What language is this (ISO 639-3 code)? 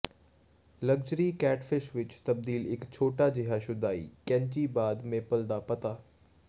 pan